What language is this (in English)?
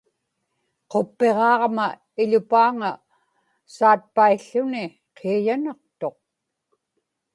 Inupiaq